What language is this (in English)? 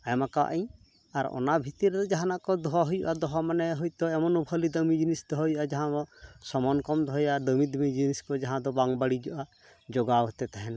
Santali